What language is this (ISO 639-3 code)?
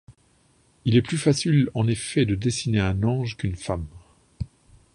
fra